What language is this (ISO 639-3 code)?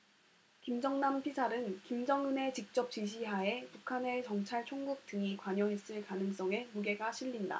kor